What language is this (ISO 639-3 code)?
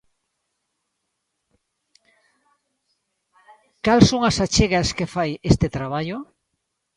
glg